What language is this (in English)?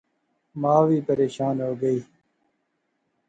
Pahari-Potwari